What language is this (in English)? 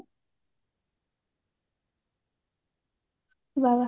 Odia